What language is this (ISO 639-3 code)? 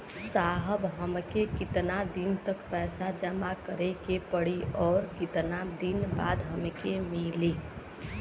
bho